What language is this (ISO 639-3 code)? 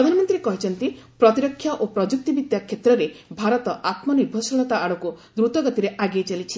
ori